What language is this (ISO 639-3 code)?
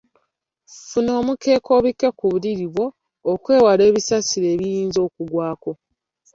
lug